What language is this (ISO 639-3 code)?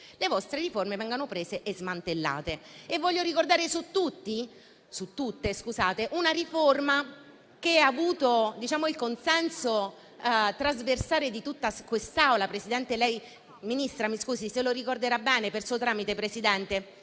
ita